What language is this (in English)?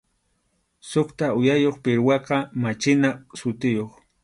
Arequipa-La Unión Quechua